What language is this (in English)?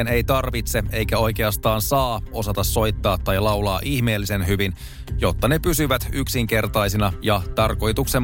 Finnish